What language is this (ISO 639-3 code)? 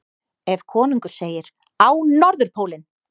isl